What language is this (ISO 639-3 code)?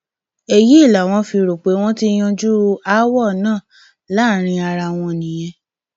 yor